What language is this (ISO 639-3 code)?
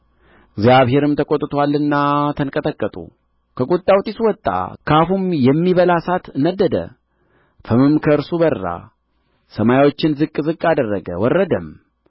amh